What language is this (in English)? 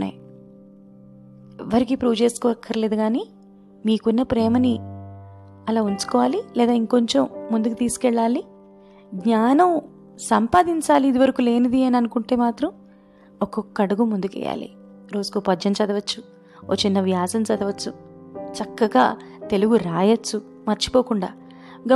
Telugu